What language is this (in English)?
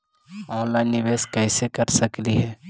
Magahi